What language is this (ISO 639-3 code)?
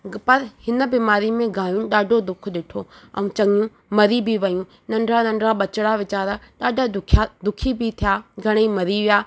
snd